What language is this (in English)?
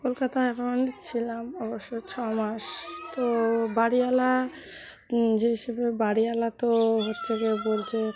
Bangla